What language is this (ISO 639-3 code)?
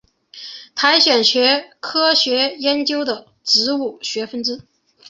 zho